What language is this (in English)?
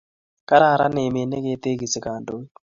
Kalenjin